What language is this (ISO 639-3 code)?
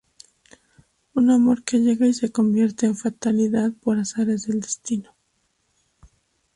spa